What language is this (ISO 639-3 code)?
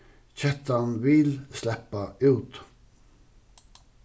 fao